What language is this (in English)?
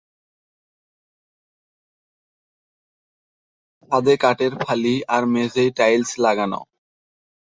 Bangla